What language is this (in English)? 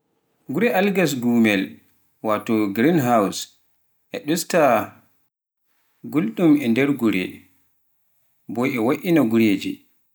Pular